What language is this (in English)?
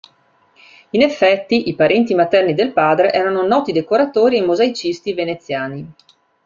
Italian